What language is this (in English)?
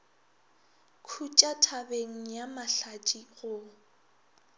Northern Sotho